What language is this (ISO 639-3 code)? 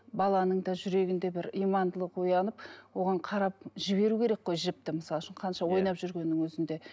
kaz